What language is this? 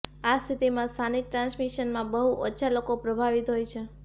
Gujarati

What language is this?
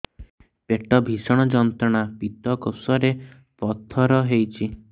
Odia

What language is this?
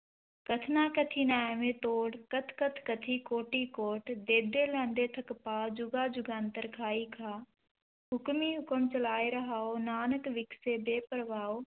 Punjabi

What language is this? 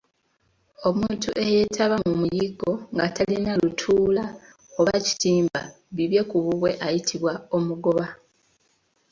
Ganda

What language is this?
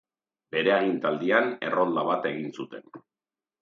Basque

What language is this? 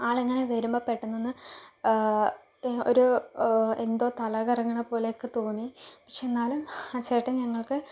Malayalam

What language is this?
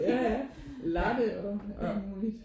Danish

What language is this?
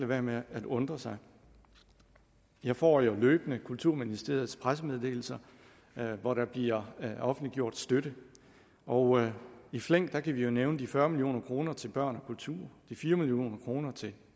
Danish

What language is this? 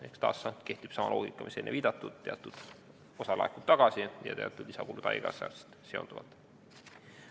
Estonian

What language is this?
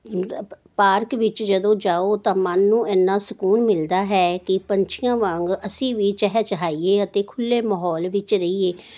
Punjabi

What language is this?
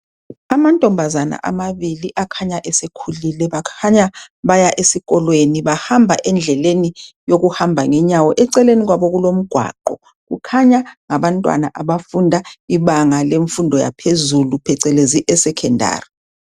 North Ndebele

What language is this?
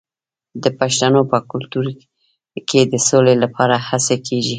Pashto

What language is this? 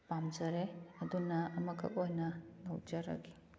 Manipuri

